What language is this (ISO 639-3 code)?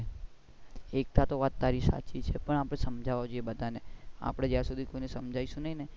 guj